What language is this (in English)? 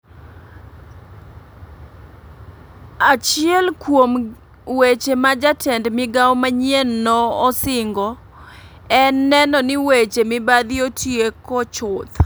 Luo (Kenya and Tanzania)